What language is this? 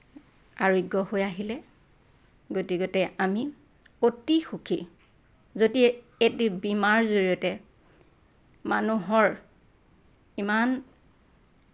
Assamese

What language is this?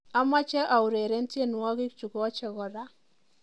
Kalenjin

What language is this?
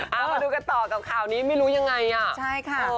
Thai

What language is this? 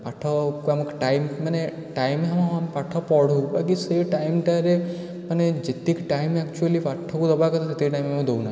Odia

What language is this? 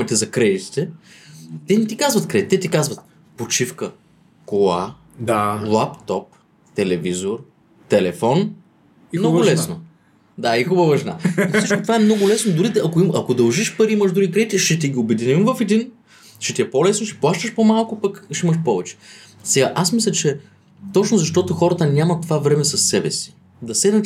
Bulgarian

